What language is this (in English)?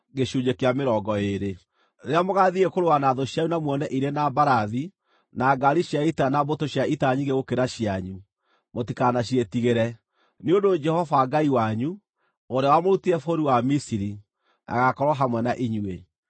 Kikuyu